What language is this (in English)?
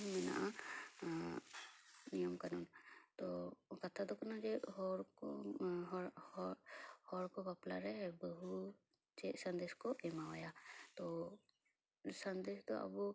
Santali